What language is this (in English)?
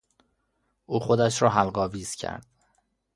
Persian